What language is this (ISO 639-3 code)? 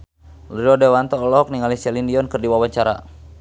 sun